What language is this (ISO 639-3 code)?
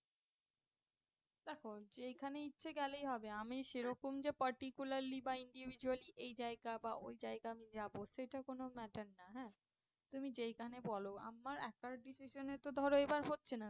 ben